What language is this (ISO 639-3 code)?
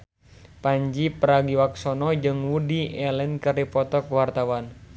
sun